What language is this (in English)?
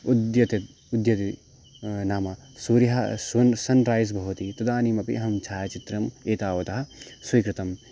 Sanskrit